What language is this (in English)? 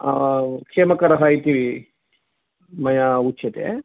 Sanskrit